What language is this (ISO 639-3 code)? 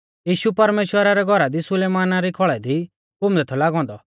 bfz